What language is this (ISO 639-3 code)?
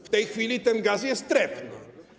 pol